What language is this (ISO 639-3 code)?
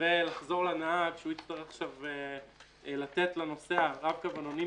heb